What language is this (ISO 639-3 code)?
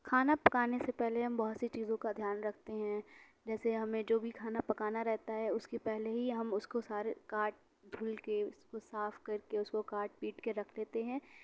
urd